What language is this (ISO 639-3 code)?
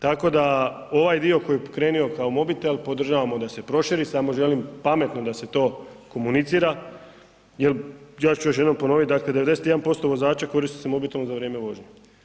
hrv